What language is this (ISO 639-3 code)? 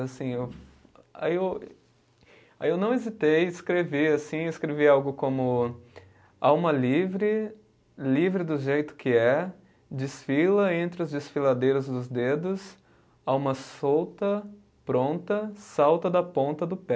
por